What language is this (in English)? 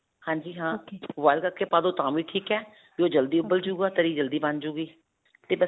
Punjabi